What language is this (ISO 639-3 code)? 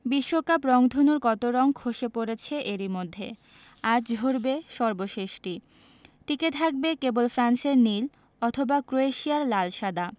ben